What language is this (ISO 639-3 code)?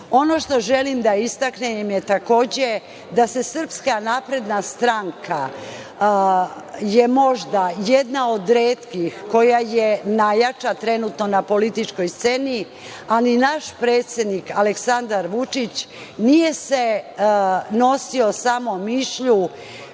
srp